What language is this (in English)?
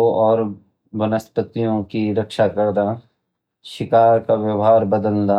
Garhwali